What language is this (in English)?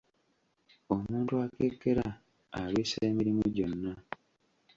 Ganda